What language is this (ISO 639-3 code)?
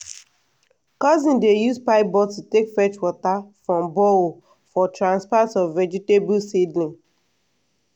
pcm